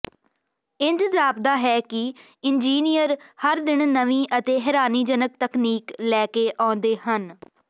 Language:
Punjabi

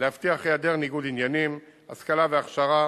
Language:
Hebrew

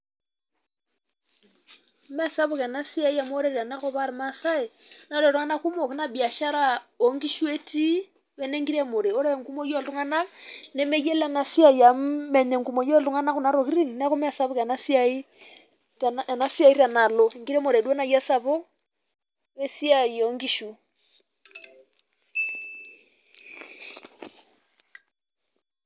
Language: Masai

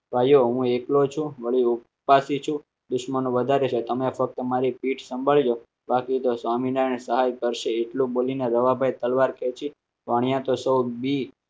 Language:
Gujarati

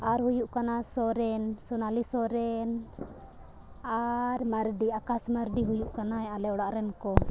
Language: Santali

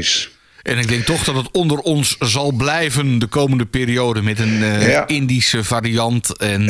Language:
Dutch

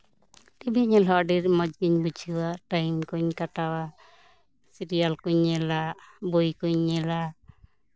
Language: Santali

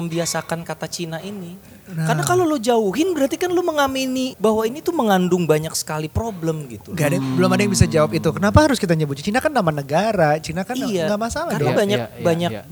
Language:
Indonesian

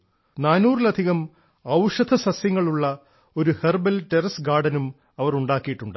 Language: Malayalam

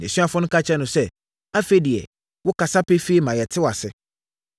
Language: Akan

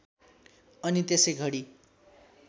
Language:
Nepali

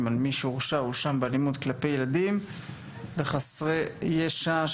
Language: Hebrew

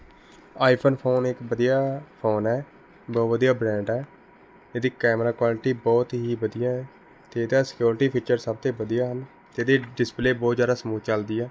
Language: Punjabi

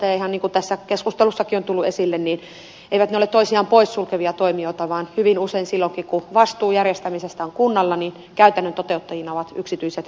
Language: Finnish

